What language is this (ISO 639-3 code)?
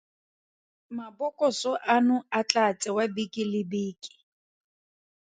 tsn